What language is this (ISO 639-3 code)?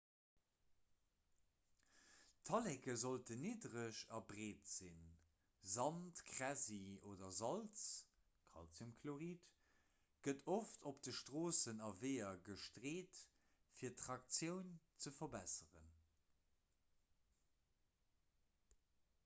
ltz